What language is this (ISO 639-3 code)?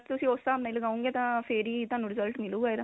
pan